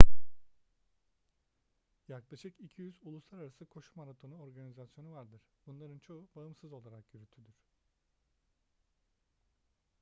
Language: Turkish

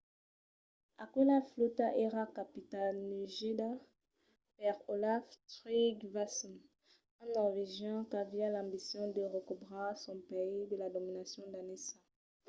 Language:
Occitan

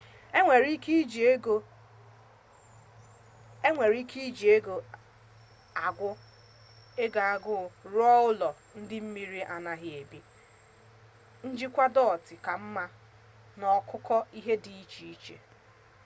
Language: Igbo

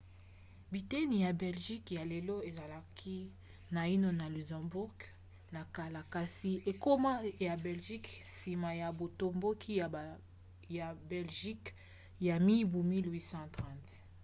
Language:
Lingala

